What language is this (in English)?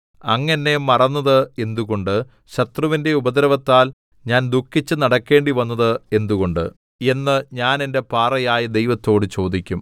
Malayalam